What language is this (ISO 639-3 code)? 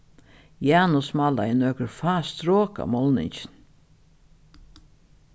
fao